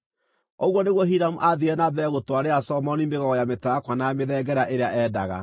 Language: Kikuyu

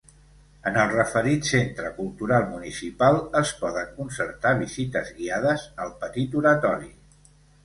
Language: Catalan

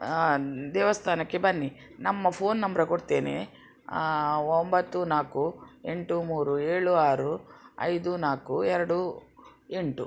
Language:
Kannada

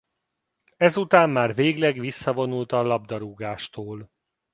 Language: Hungarian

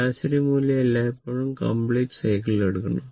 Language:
Malayalam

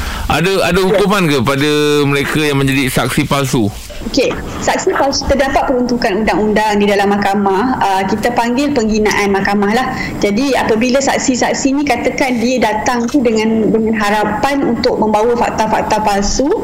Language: Malay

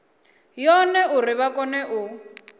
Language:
Venda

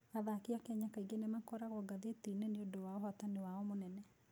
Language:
Kikuyu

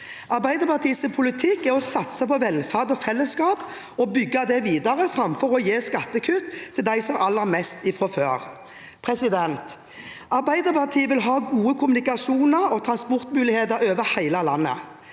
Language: Norwegian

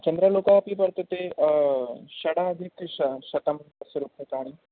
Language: Sanskrit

